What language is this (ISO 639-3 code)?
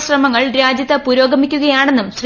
mal